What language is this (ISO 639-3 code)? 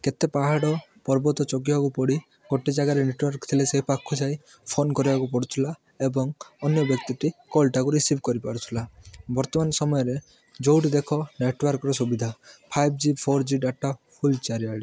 ori